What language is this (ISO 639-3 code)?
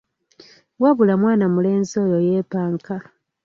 lug